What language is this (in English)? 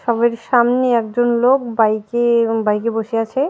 Bangla